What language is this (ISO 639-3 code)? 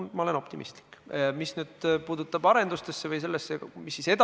est